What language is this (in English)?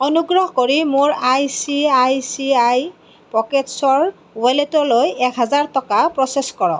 Assamese